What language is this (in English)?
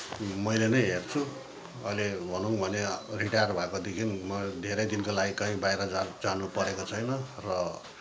Nepali